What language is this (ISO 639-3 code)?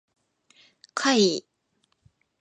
jpn